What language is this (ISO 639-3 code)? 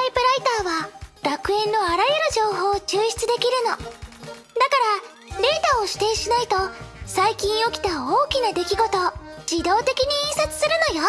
jpn